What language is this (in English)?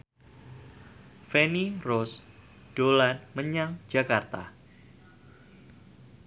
Javanese